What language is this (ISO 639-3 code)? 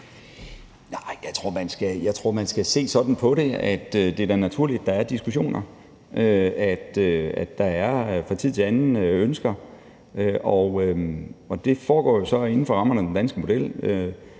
dan